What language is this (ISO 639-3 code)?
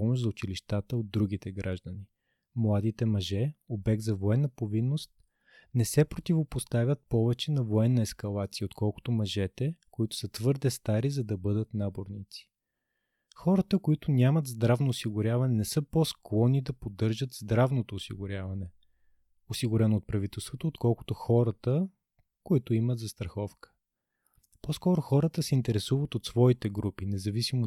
bul